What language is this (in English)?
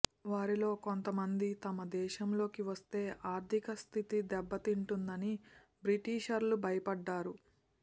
Telugu